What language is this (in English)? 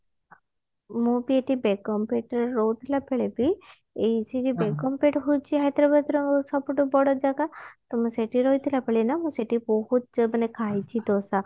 Odia